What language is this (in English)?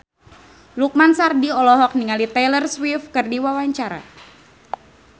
Sundanese